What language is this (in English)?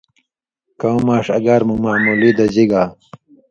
Indus Kohistani